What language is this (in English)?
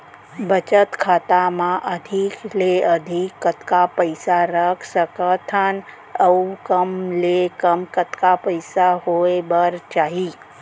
Chhattisgarhi